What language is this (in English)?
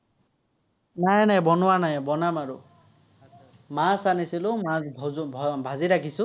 Assamese